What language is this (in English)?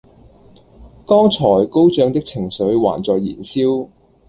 Cantonese